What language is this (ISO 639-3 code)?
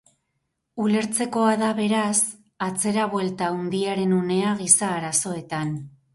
eus